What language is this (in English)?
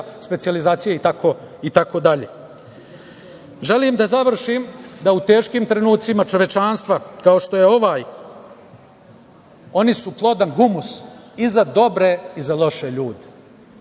Serbian